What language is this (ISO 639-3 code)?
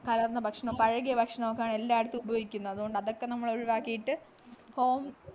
mal